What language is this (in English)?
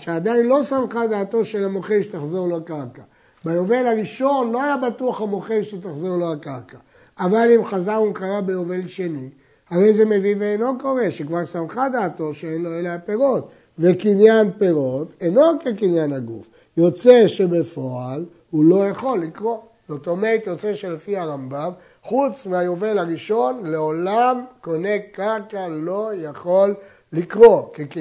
Hebrew